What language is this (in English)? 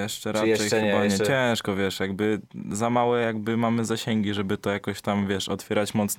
Polish